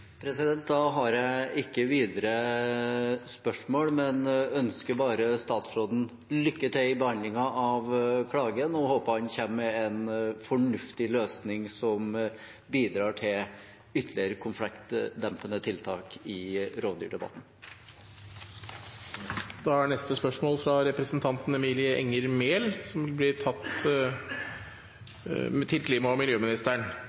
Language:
Norwegian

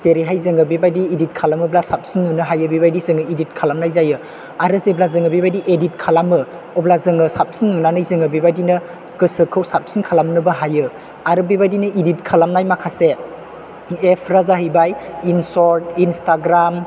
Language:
Bodo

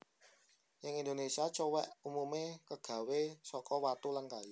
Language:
Javanese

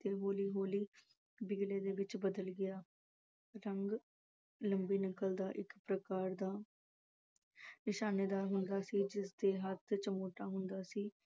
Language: Punjabi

